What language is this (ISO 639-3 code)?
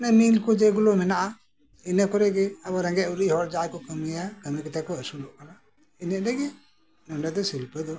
sat